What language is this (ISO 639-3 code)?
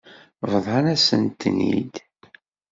kab